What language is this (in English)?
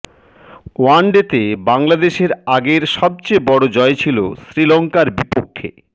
Bangla